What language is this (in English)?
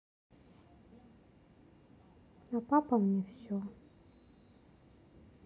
Russian